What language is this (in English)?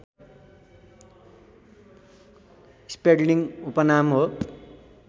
Nepali